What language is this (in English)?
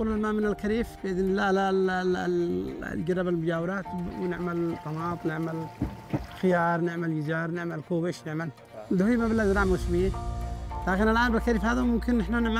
Arabic